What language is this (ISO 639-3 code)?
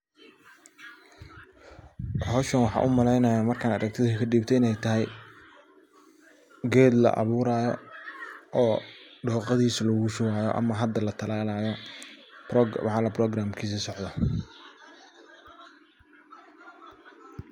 som